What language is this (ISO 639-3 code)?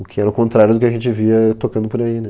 por